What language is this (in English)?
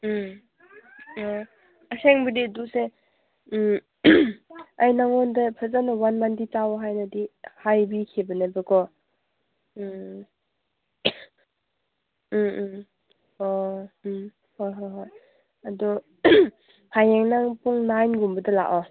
Manipuri